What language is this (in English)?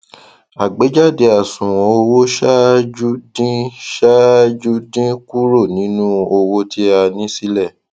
Yoruba